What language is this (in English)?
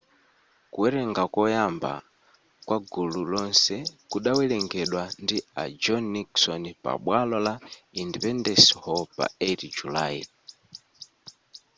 Nyanja